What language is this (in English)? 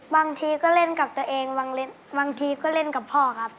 Thai